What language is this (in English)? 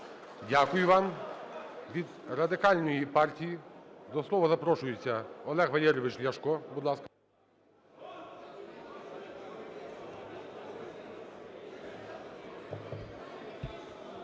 Ukrainian